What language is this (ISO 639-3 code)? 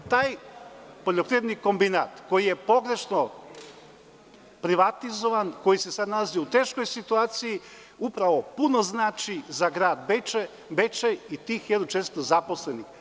srp